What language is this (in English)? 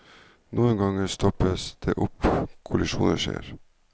Norwegian